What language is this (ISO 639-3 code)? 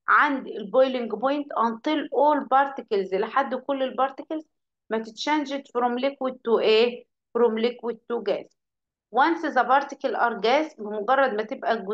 ara